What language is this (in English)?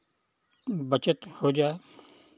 Hindi